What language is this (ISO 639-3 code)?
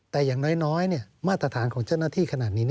tha